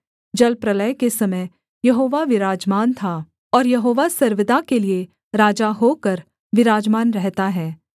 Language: Hindi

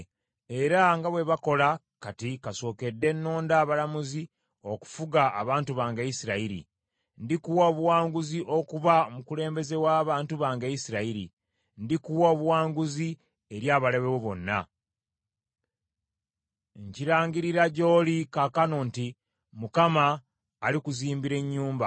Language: Ganda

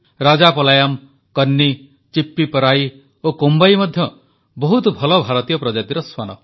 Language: Odia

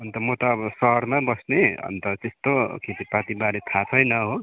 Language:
Nepali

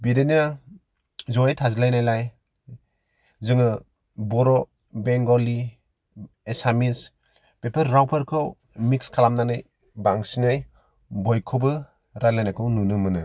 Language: Bodo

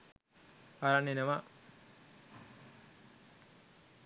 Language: Sinhala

